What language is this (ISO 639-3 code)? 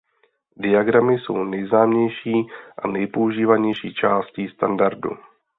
ces